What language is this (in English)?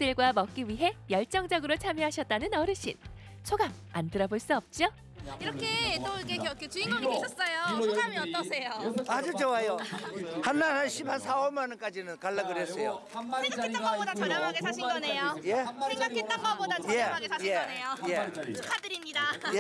Korean